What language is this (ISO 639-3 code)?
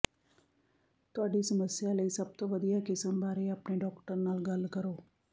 pan